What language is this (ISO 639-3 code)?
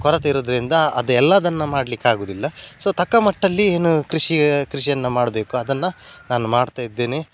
kan